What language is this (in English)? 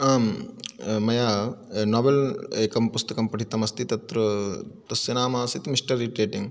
Sanskrit